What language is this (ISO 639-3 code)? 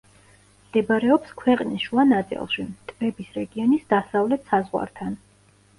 kat